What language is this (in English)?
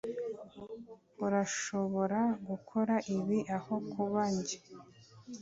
Kinyarwanda